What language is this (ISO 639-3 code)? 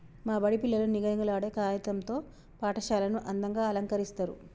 tel